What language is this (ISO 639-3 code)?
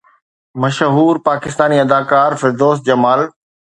snd